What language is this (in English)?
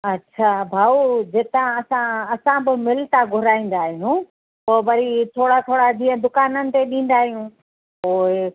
Sindhi